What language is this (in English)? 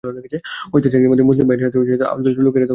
Bangla